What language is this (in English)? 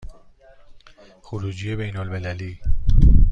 Persian